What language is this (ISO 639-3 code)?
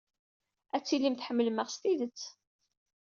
kab